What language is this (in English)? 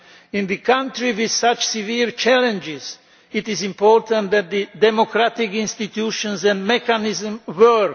English